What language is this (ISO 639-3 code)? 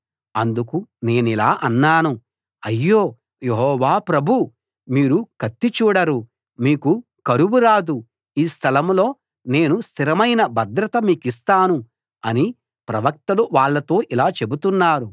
tel